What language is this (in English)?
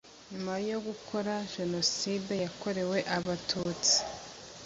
Kinyarwanda